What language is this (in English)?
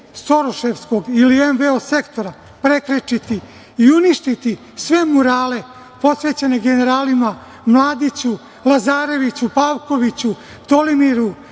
Serbian